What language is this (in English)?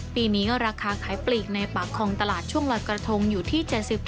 Thai